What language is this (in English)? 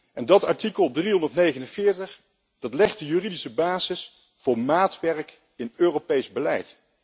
Dutch